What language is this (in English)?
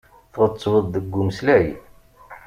Kabyle